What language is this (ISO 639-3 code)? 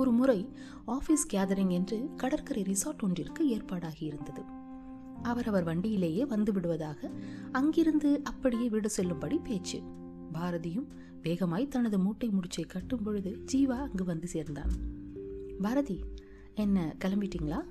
tam